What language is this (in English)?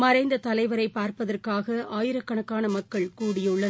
Tamil